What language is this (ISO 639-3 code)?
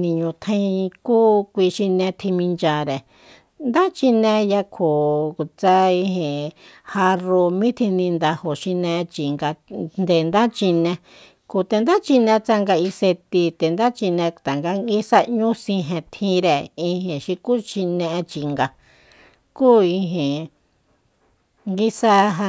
vmp